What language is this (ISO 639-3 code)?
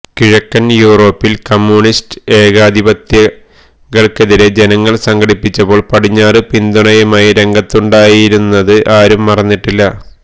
mal